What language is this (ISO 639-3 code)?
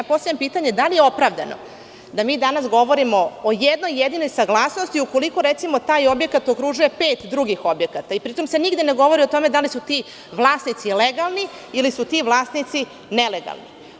srp